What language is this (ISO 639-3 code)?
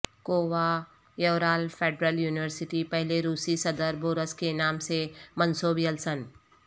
urd